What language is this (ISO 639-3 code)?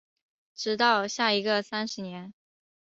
zho